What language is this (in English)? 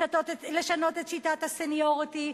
Hebrew